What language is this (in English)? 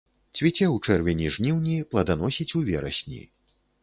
Belarusian